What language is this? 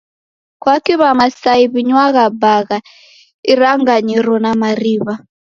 Taita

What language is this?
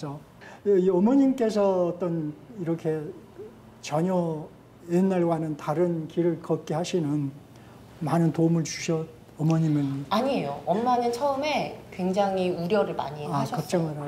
Korean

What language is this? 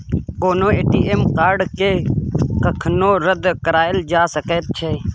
Maithili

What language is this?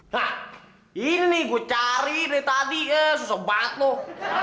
Indonesian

